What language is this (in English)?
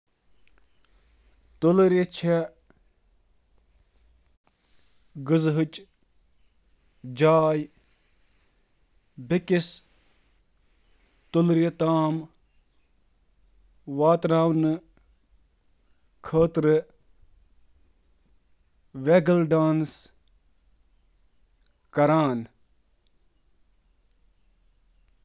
Kashmiri